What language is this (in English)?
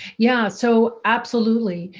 English